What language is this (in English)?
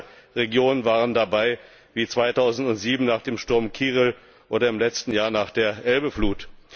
German